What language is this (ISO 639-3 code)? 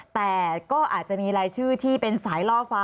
tha